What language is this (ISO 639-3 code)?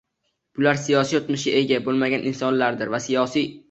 uzb